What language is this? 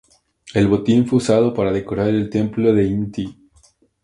Spanish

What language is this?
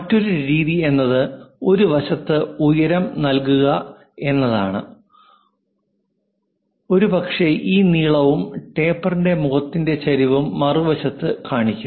Malayalam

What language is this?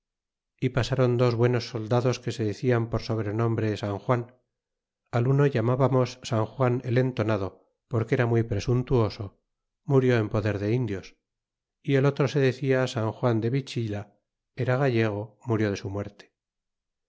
Spanish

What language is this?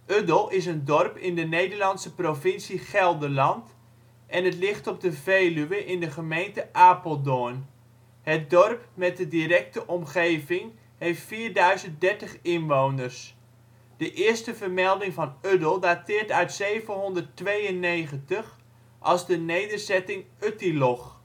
Dutch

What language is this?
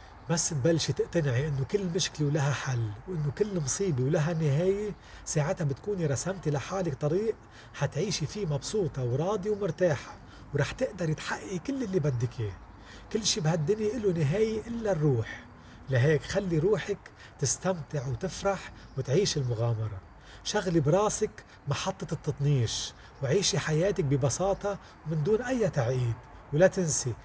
Arabic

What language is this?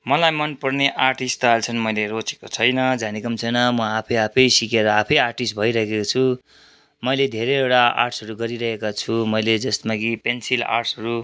Nepali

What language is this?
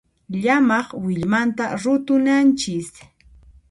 Puno Quechua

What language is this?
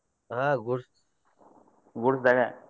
Kannada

